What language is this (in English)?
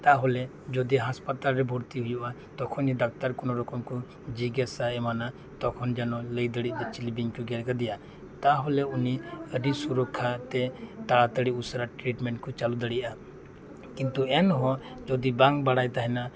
Santali